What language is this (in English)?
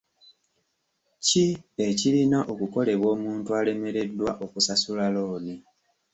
Ganda